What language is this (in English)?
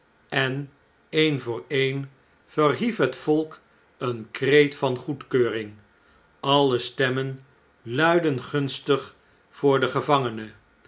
Dutch